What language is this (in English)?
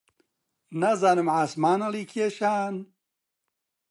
Central Kurdish